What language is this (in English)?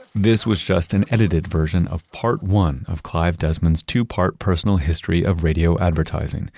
English